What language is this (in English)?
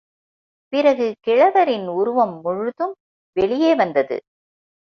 Tamil